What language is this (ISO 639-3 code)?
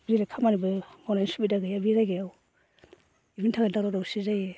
brx